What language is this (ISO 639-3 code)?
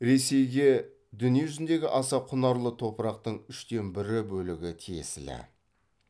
kaz